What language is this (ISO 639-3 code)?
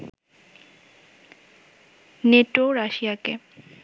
ben